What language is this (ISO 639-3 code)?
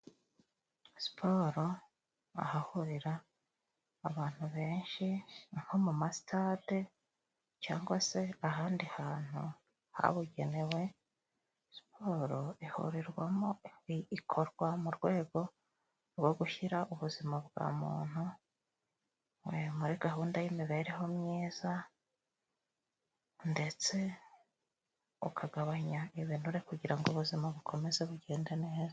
kin